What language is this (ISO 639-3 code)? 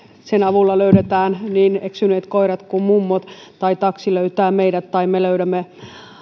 fin